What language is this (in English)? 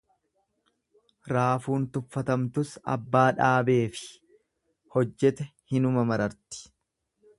Oromo